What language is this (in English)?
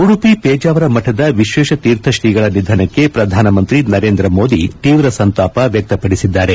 Kannada